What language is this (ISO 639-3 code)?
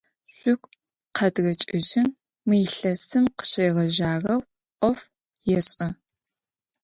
ady